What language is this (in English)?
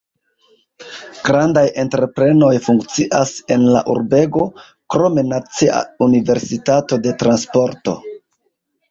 Esperanto